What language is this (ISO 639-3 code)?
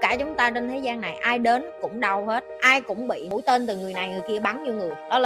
vie